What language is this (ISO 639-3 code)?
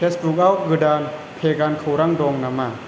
brx